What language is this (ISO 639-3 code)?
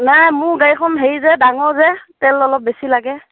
asm